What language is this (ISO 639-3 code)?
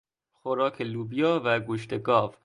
fas